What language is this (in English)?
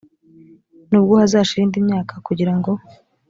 Kinyarwanda